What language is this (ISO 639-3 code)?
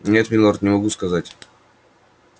rus